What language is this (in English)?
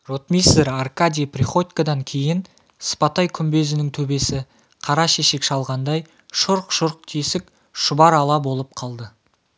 Kazakh